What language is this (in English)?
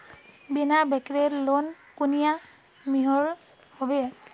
Magahi